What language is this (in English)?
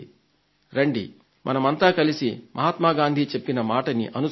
Telugu